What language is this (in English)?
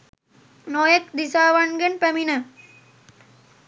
Sinhala